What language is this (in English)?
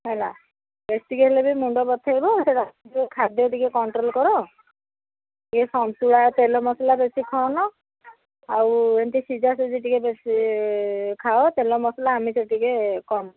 Odia